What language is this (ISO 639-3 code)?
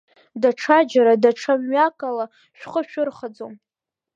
abk